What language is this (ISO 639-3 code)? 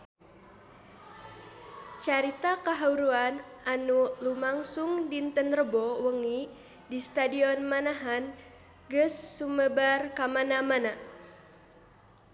sun